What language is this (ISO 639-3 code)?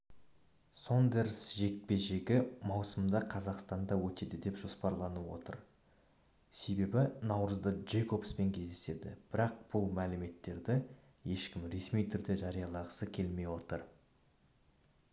kaz